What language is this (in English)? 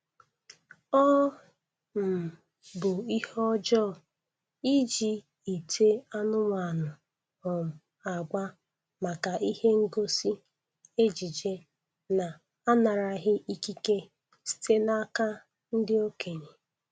Igbo